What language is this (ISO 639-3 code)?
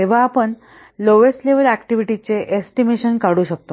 mar